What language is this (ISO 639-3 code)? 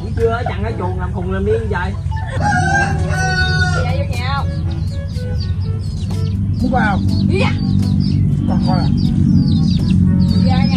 vie